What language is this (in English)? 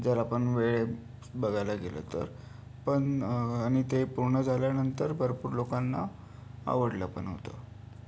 Marathi